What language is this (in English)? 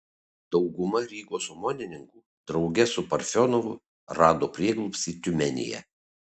Lithuanian